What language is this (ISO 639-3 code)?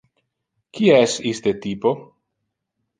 ina